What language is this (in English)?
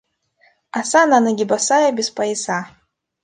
Russian